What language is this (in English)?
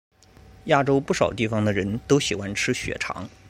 Chinese